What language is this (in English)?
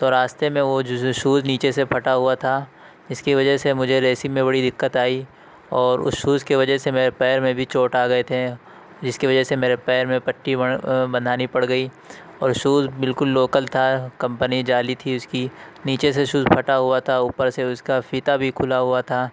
Urdu